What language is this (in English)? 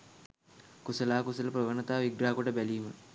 Sinhala